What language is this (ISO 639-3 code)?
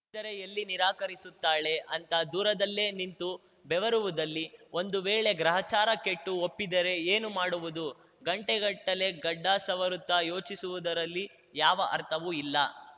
kan